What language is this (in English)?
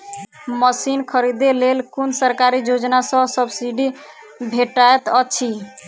Maithili